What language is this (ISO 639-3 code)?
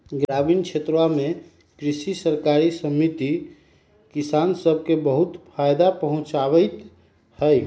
mag